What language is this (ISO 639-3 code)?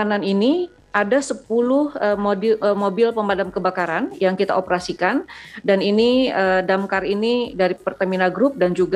ind